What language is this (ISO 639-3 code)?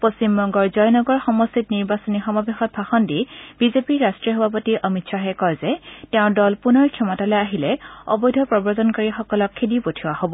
asm